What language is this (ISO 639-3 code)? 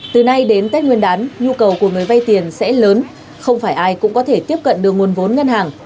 vie